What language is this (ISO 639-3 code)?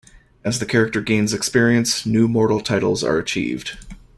eng